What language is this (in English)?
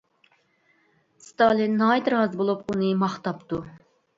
Uyghur